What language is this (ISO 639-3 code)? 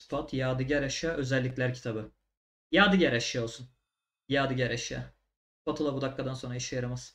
tur